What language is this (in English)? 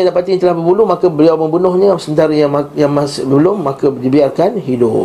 Malay